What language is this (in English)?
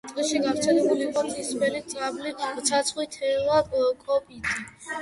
Georgian